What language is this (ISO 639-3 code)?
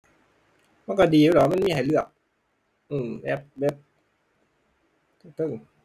tha